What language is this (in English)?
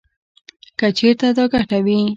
Pashto